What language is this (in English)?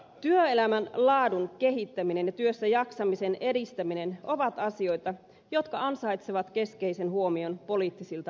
Finnish